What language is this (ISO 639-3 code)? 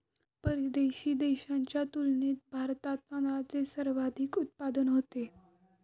mar